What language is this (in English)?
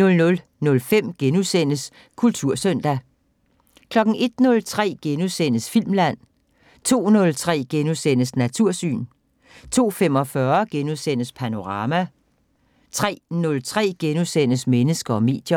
Danish